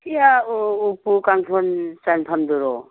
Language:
Manipuri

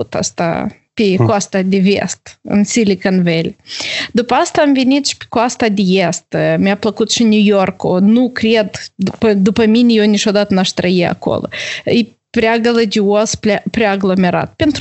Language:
Romanian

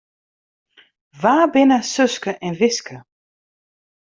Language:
Western Frisian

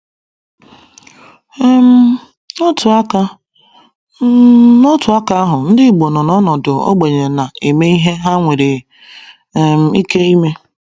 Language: Igbo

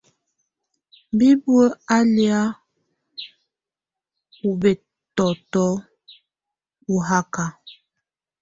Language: Tunen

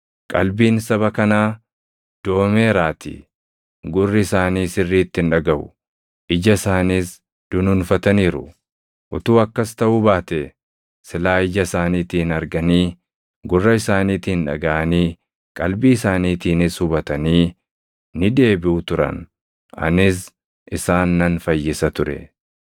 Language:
Oromo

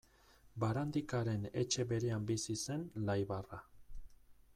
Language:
Basque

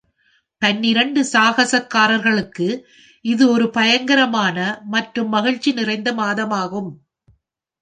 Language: Tamil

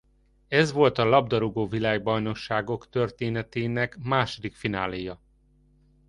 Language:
Hungarian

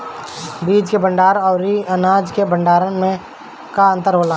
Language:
Bhojpuri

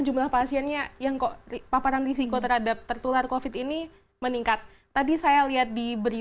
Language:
Indonesian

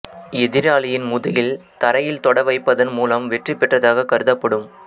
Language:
Tamil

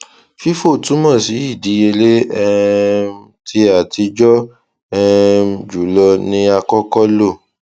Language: Yoruba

